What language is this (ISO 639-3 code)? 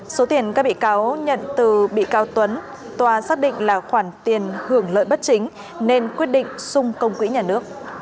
vie